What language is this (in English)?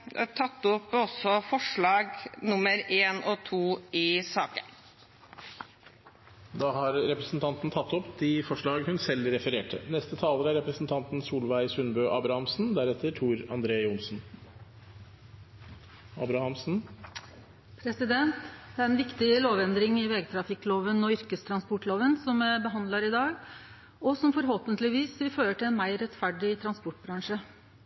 Norwegian